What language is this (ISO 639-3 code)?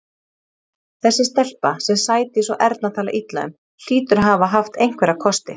isl